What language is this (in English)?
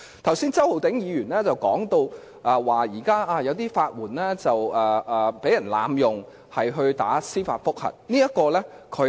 Cantonese